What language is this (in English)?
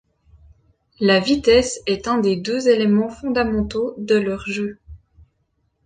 French